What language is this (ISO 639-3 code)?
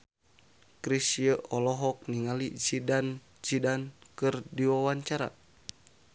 sun